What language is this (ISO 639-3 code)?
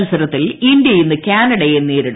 mal